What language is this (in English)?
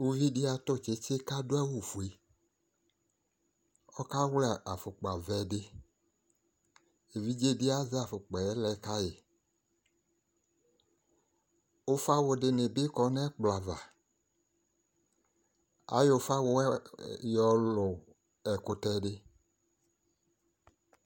Ikposo